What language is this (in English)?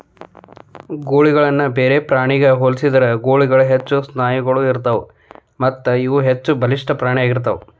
Kannada